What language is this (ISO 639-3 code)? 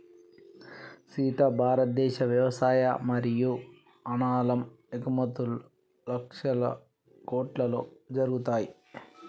tel